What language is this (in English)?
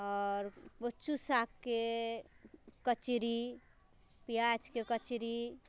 Maithili